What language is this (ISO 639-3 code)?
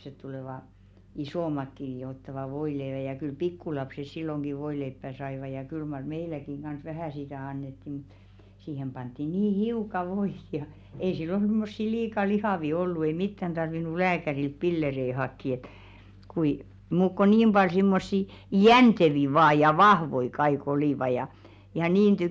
fin